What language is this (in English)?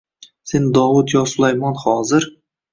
Uzbek